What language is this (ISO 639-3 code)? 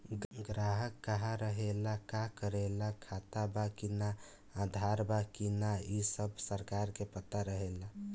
bho